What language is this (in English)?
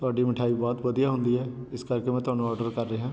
Punjabi